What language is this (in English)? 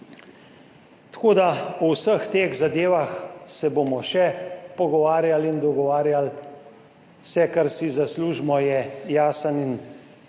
Slovenian